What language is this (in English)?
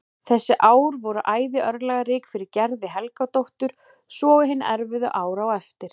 Icelandic